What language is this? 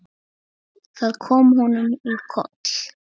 Icelandic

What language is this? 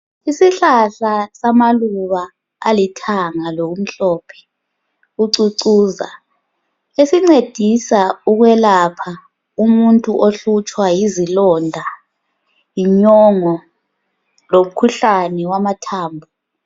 North Ndebele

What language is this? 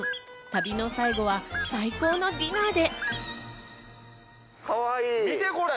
Japanese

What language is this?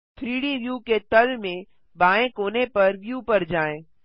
Hindi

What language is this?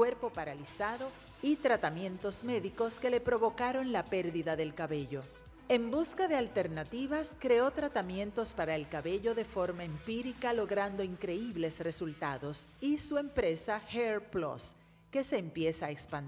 Spanish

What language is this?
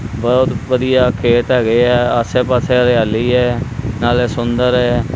Punjabi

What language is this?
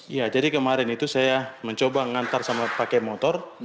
Indonesian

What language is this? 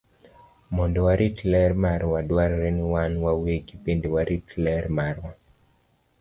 Luo (Kenya and Tanzania)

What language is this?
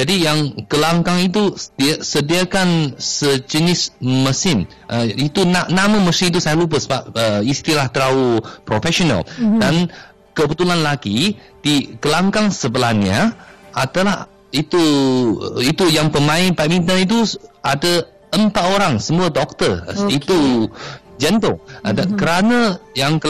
Malay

